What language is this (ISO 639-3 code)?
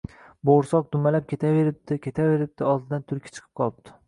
uzb